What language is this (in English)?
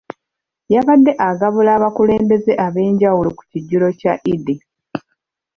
Ganda